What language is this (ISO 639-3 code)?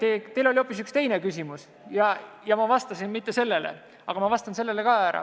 est